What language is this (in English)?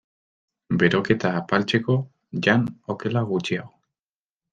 Basque